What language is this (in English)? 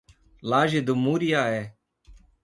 Portuguese